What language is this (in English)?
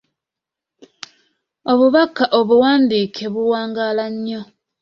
Ganda